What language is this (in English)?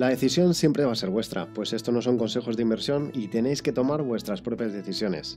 Spanish